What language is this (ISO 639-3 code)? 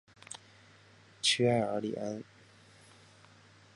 zho